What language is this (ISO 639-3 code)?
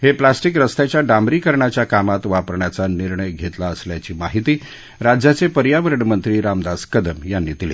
mar